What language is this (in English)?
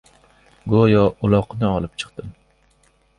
Uzbek